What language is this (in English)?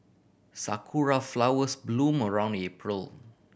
English